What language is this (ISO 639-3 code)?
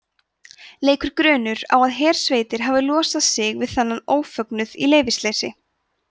isl